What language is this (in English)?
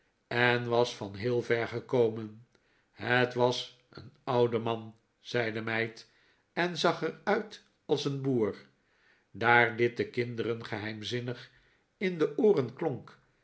Dutch